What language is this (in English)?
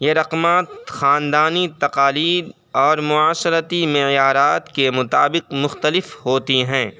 Urdu